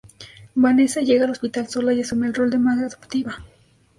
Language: Spanish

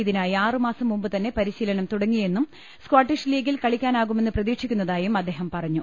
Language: Malayalam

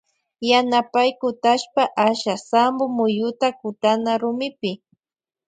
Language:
Loja Highland Quichua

